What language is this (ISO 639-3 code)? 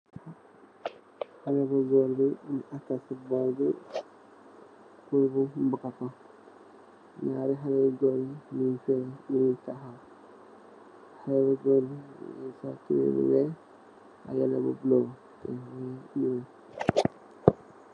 wol